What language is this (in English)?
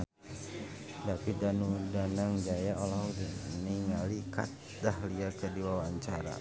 Sundanese